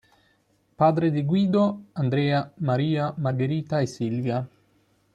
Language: Italian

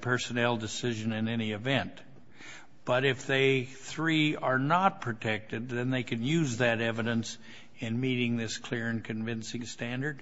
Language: English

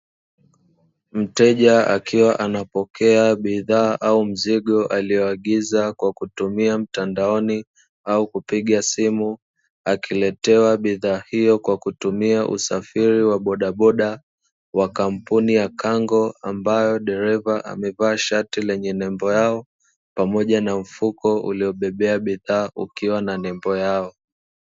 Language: Swahili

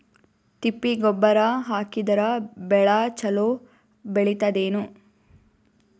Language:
Kannada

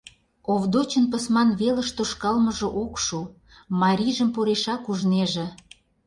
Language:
Mari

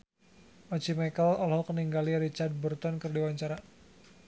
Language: Sundanese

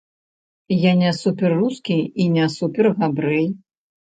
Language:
Belarusian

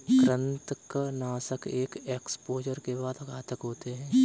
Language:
Hindi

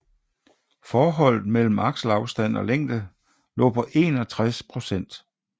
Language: Danish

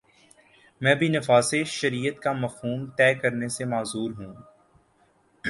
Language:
Urdu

